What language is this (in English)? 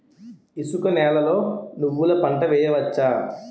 Telugu